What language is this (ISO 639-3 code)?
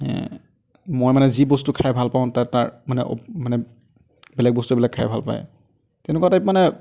asm